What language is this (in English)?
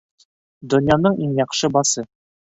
Bashkir